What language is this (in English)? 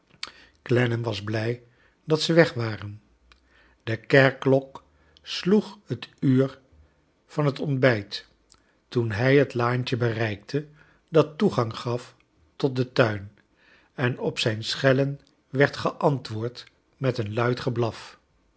Dutch